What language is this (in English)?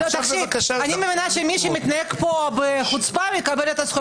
Hebrew